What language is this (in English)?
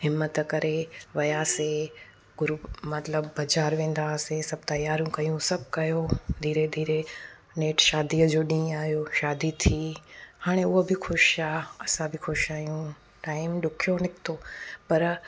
Sindhi